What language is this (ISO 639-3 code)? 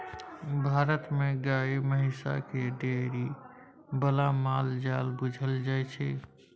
mai